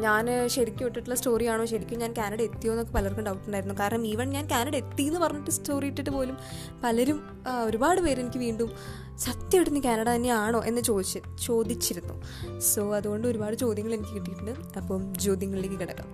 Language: Malayalam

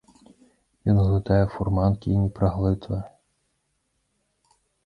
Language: Belarusian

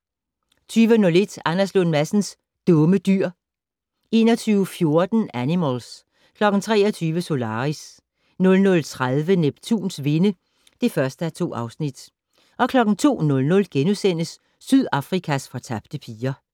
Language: Danish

